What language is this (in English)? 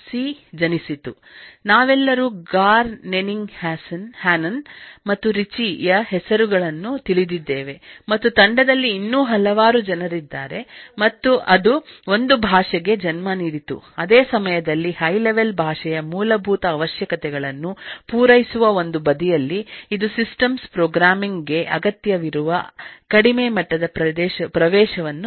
Kannada